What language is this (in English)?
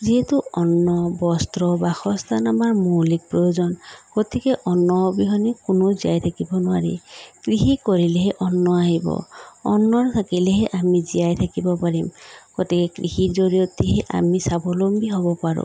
Assamese